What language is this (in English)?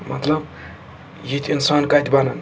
Kashmiri